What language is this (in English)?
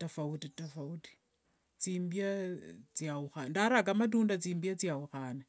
Wanga